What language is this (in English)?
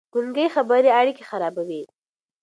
Pashto